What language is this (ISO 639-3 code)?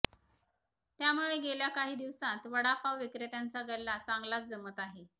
mar